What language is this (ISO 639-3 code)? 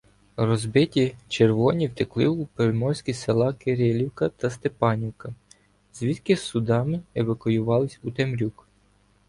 ukr